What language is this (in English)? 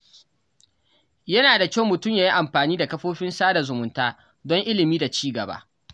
Hausa